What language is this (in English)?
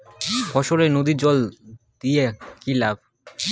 Bangla